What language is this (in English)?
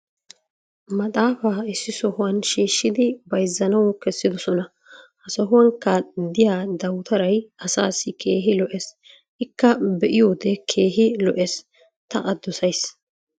Wolaytta